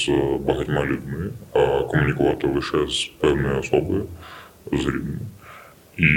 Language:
Ukrainian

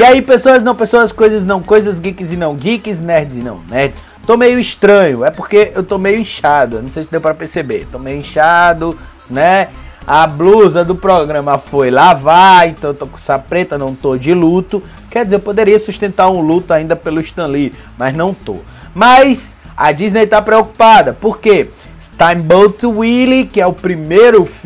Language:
Portuguese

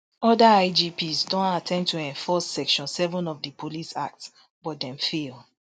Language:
Nigerian Pidgin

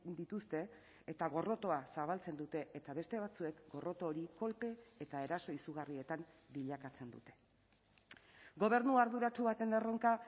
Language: Basque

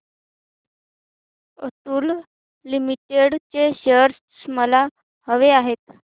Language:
Marathi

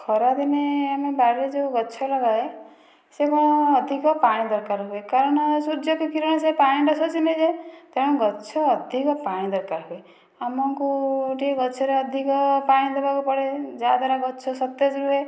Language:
Odia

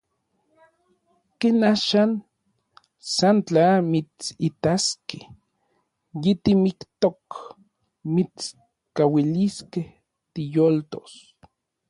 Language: Orizaba Nahuatl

